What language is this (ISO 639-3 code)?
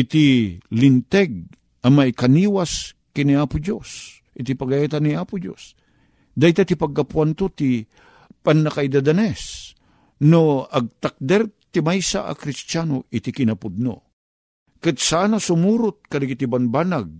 fil